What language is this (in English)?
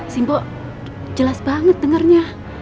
Indonesian